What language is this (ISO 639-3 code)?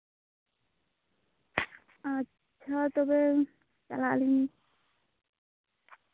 sat